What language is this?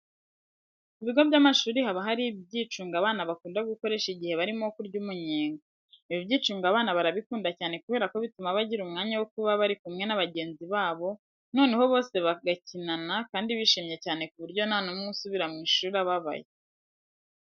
Kinyarwanda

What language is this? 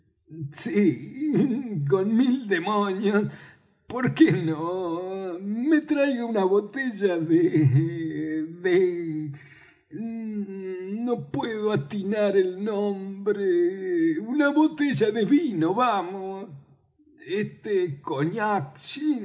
Spanish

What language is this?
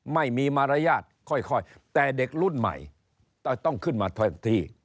Thai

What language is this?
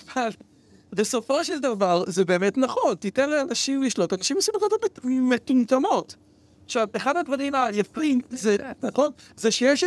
Hebrew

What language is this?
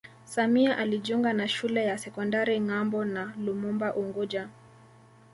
Swahili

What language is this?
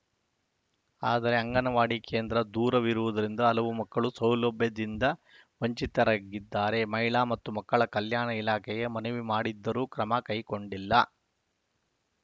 Kannada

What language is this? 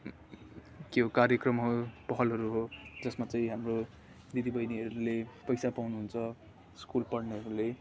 Nepali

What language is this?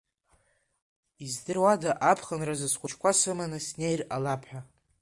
Abkhazian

